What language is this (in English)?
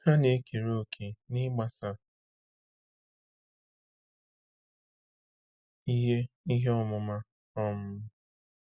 Igbo